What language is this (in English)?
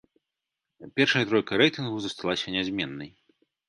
Belarusian